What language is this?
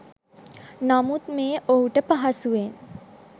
Sinhala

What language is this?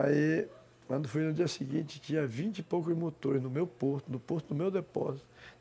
Portuguese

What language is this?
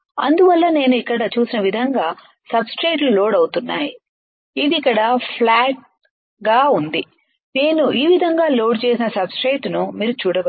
Telugu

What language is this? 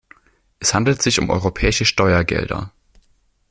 German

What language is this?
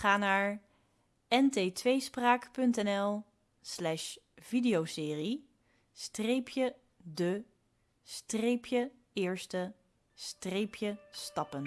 Dutch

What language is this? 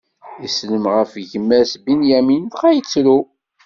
Kabyle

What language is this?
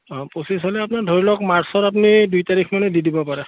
Assamese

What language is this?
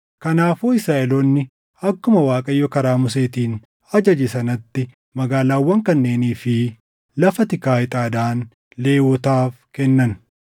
Oromo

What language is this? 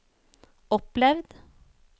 Norwegian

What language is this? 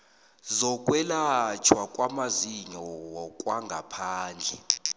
South Ndebele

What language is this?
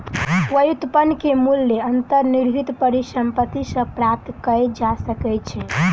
Maithili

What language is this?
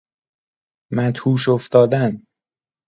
Persian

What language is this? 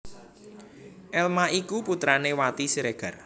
Javanese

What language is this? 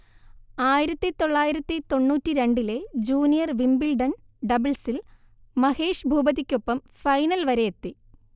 Malayalam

